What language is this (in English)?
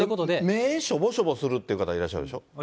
Japanese